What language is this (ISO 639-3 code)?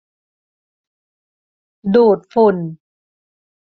tha